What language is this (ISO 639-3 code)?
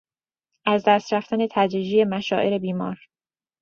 fas